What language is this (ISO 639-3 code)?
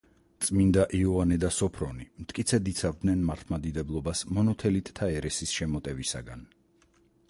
kat